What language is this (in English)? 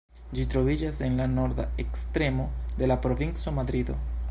Esperanto